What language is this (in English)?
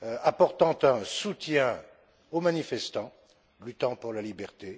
French